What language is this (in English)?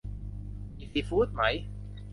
Thai